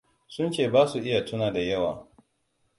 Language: Hausa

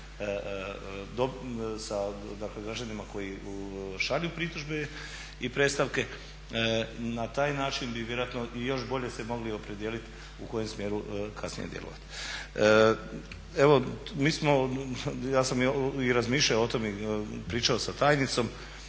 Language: Croatian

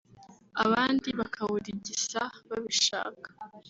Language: Kinyarwanda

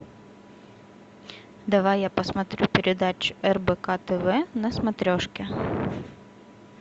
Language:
Russian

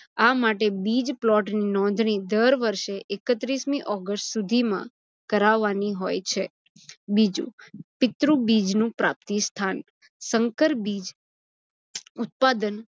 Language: Gujarati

